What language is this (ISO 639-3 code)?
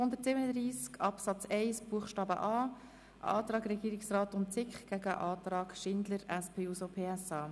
gsw